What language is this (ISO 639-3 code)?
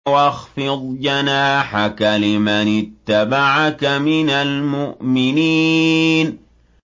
ara